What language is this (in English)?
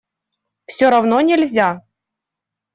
Russian